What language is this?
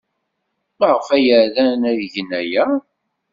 Kabyle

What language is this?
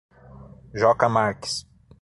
Portuguese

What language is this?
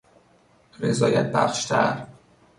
Persian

